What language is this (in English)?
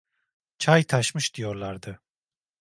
Turkish